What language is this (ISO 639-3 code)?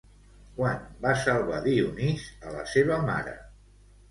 cat